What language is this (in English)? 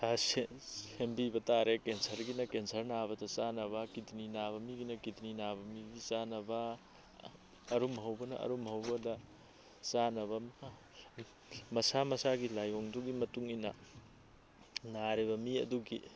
Manipuri